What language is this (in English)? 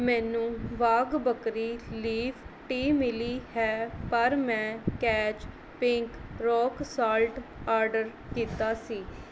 Punjabi